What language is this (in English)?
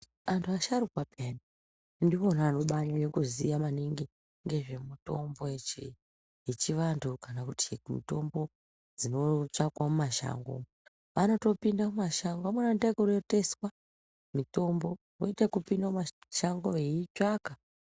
Ndau